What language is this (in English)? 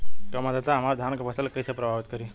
Bhojpuri